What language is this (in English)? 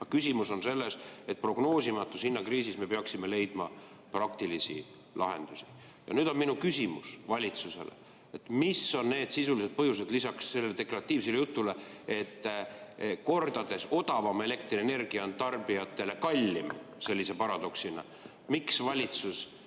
Estonian